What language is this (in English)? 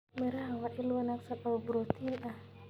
Somali